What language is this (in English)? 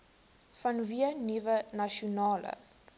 Afrikaans